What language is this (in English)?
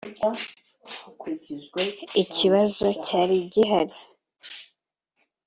Kinyarwanda